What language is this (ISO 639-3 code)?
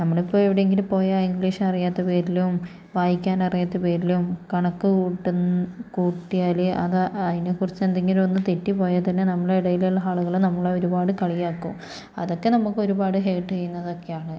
mal